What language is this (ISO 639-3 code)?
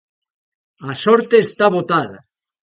glg